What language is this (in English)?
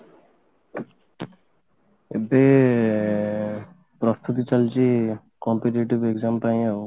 Odia